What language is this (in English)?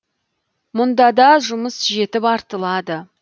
Kazakh